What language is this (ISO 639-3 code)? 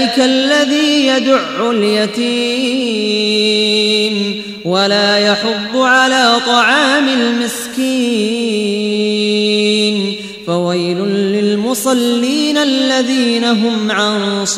ara